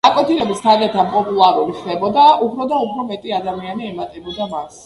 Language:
Georgian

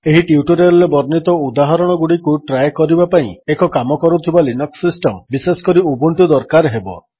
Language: Odia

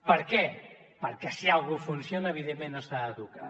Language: Catalan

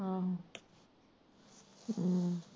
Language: Punjabi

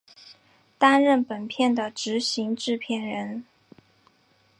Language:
Chinese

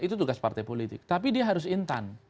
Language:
Indonesian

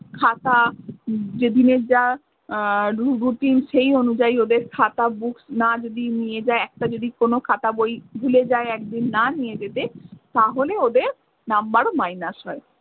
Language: Bangla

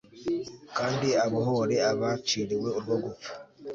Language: Kinyarwanda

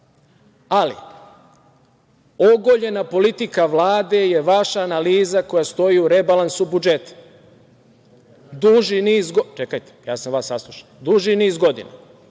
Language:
Serbian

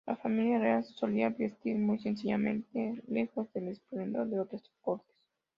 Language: Spanish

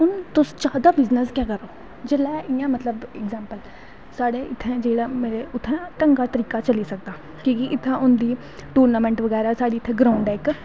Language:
Dogri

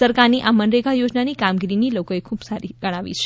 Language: Gujarati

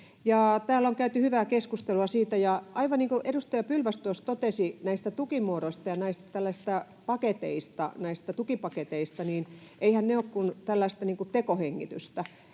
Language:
Finnish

